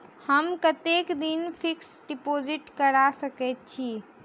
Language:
Maithili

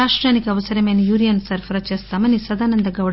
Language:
Telugu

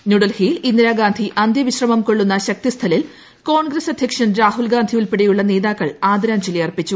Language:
Malayalam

